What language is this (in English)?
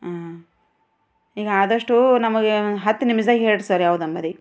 Kannada